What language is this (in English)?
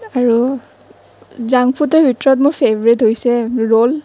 Assamese